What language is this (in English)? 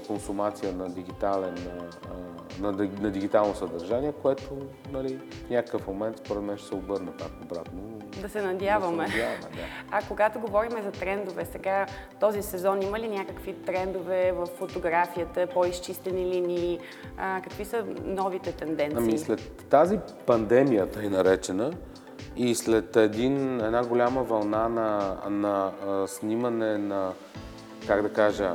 Bulgarian